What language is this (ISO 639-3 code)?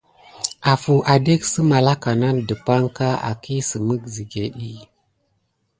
gid